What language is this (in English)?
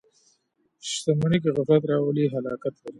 Pashto